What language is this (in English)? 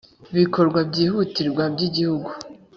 Kinyarwanda